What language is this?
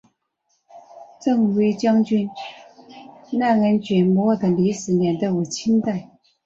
Chinese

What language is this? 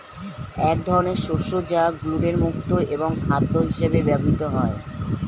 Bangla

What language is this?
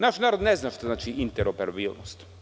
Serbian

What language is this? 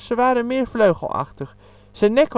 Dutch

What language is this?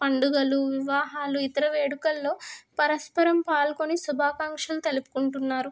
Telugu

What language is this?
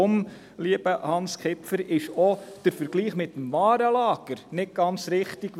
Swiss German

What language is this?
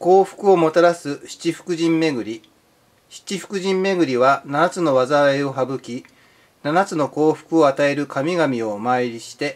Japanese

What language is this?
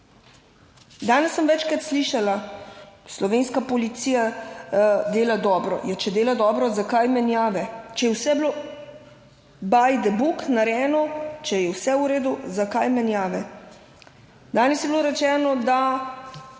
Slovenian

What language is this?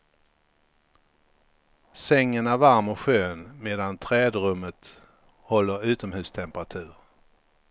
Swedish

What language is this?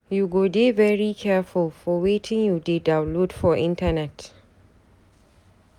Nigerian Pidgin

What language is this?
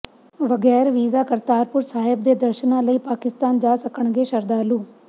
Punjabi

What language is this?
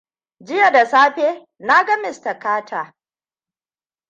Hausa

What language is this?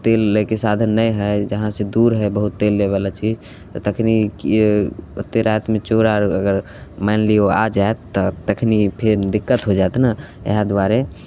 Maithili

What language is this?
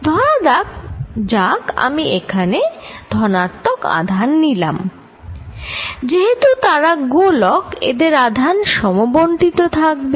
Bangla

